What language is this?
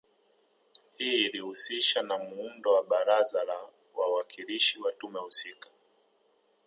Swahili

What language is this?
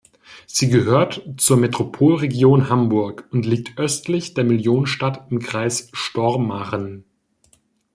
German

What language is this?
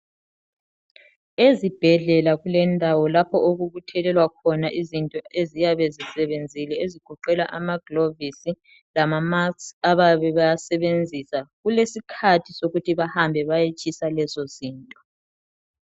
North Ndebele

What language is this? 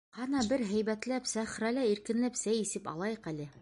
Bashkir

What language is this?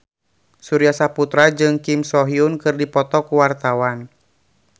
Sundanese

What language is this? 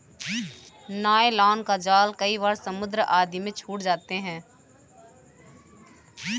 Hindi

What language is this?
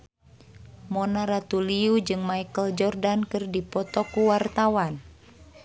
Sundanese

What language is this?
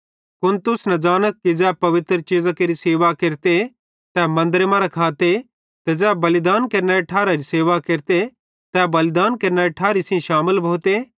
Bhadrawahi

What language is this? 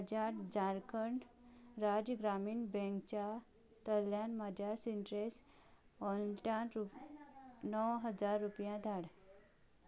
Konkani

